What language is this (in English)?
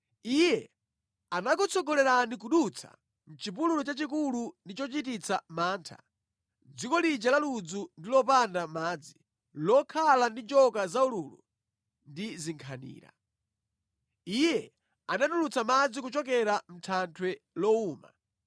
Nyanja